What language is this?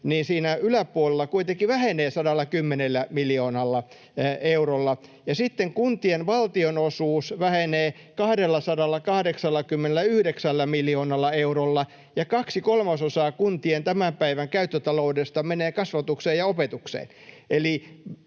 Finnish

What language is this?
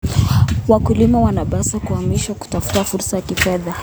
Kalenjin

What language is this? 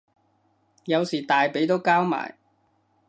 Cantonese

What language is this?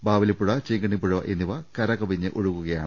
Malayalam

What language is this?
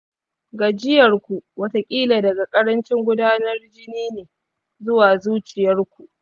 Hausa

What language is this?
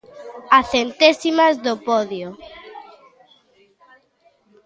Galician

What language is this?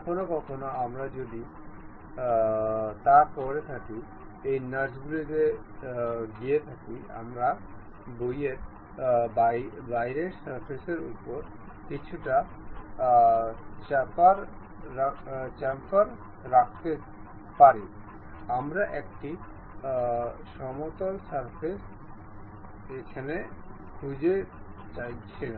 Bangla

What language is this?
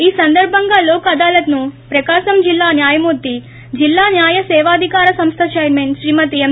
Telugu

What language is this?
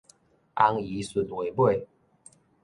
Min Nan Chinese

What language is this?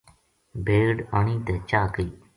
Gujari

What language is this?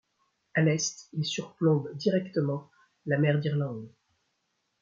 French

